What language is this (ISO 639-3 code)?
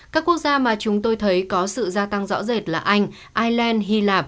vie